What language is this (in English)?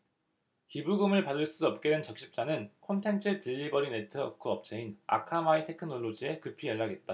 Korean